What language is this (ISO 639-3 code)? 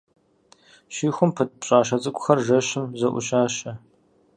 kbd